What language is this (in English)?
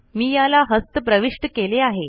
Marathi